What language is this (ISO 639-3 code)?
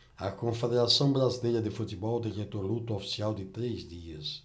por